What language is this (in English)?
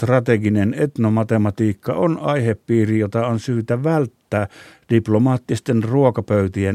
Finnish